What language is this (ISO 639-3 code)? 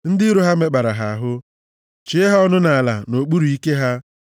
ibo